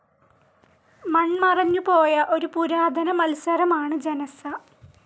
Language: Malayalam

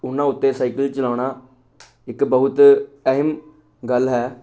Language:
Punjabi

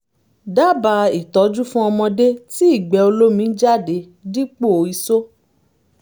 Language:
Yoruba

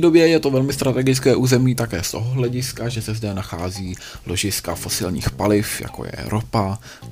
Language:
Czech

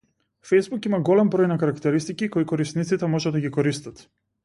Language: Macedonian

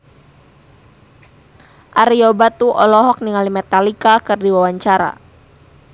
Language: Sundanese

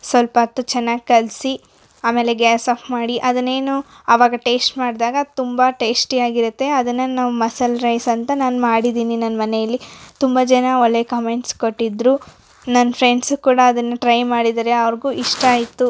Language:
Kannada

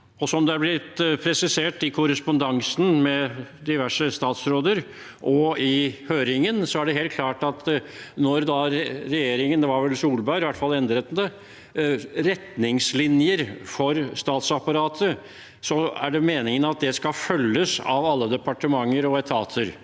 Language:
Norwegian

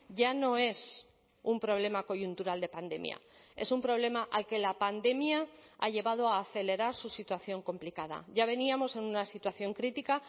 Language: Spanish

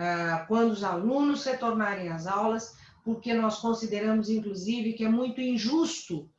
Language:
Portuguese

